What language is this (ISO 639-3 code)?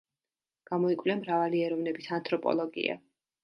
kat